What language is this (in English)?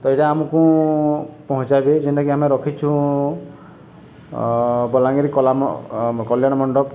Odia